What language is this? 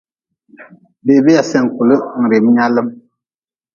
Nawdm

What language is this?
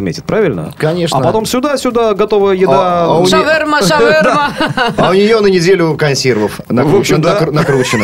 Russian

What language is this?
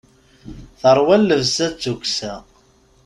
Kabyle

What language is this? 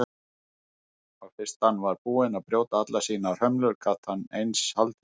Icelandic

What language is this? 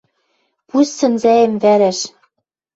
Western Mari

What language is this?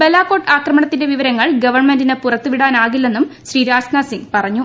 Malayalam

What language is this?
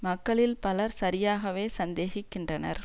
Tamil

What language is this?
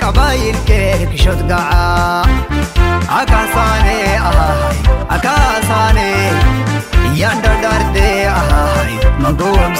Arabic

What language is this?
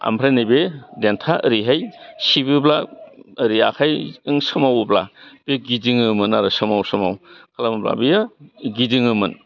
Bodo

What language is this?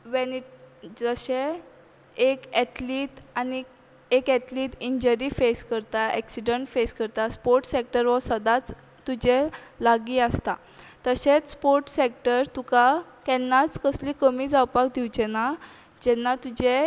Konkani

